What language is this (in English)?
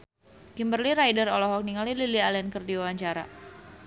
Sundanese